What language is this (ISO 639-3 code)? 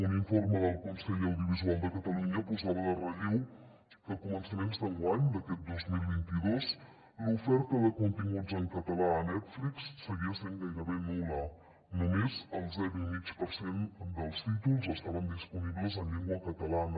cat